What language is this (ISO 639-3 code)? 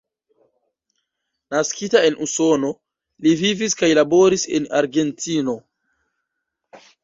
epo